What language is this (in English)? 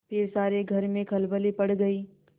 Hindi